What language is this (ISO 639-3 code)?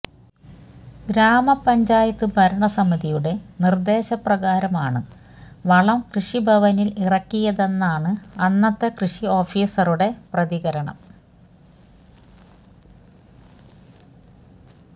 mal